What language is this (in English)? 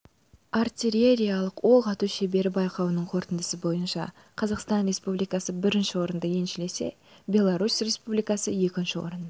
Kazakh